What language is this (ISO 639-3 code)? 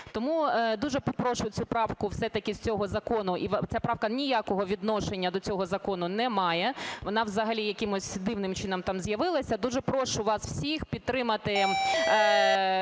ukr